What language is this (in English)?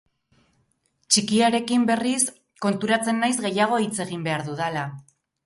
Basque